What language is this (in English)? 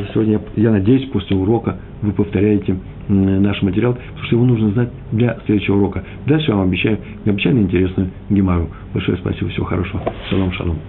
Russian